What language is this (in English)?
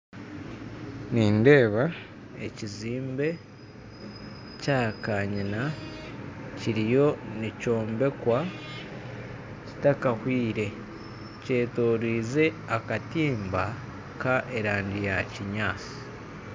Nyankole